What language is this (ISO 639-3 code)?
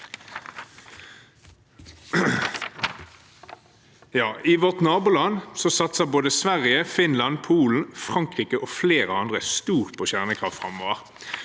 nor